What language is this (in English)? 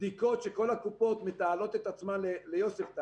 Hebrew